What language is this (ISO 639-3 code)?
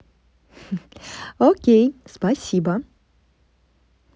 rus